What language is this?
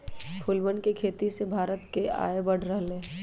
Magahi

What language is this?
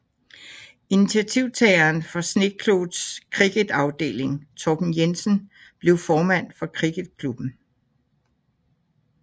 Danish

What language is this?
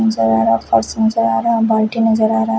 Hindi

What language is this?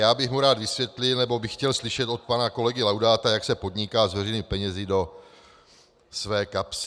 Czech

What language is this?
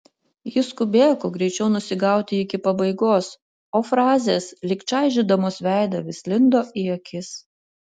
Lithuanian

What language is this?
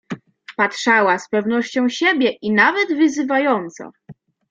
Polish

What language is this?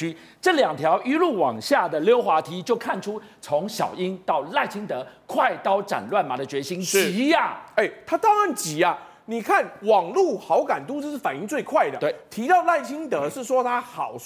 Chinese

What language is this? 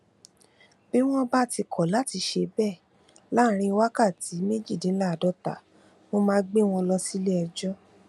Yoruba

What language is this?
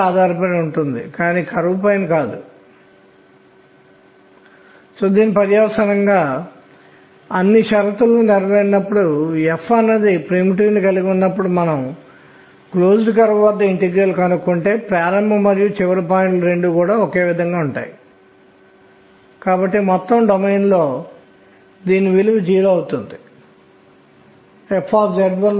Telugu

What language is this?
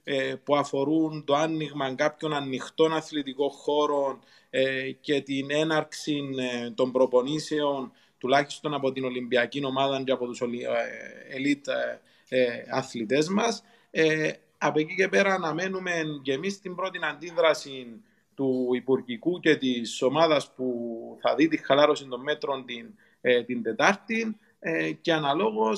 Greek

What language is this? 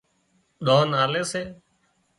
Wadiyara Koli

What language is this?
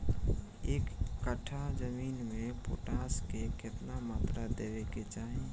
Bhojpuri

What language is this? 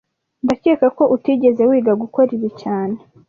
Kinyarwanda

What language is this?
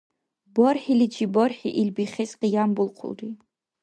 Dargwa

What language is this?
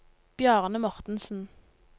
Norwegian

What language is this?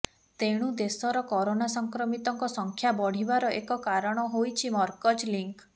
Odia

